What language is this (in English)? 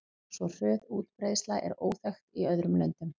Icelandic